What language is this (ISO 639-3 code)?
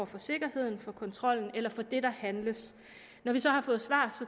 dan